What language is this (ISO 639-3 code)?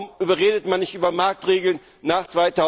deu